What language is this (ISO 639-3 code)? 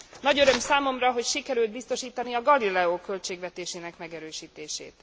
hun